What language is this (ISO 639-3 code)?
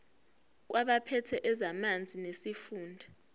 zul